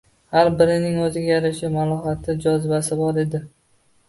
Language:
Uzbek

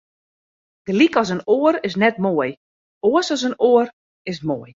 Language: Western Frisian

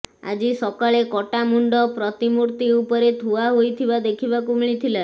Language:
Odia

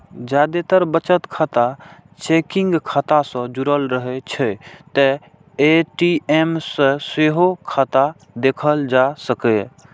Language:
Maithili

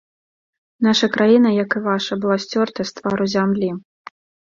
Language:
Belarusian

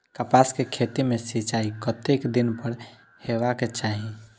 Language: Maithili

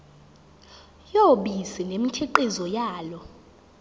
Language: Zulu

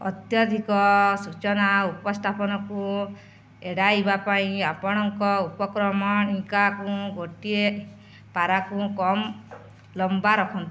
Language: Odia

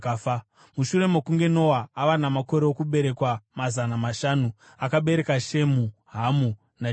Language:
Shona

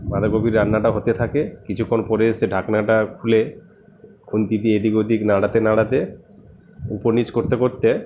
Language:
Bangla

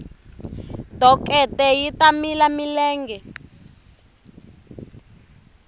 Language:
Tsonga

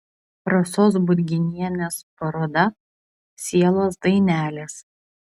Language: Lithuanian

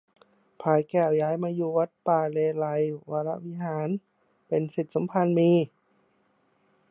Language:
Thai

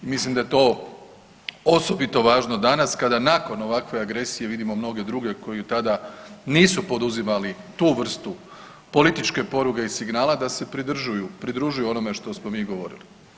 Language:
Croatian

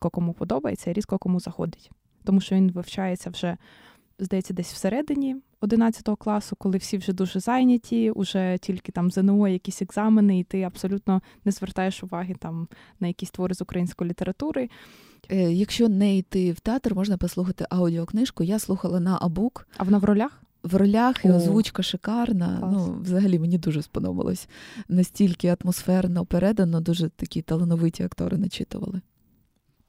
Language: Ukrainian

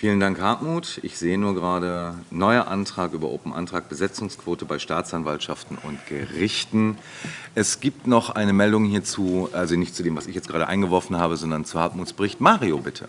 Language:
German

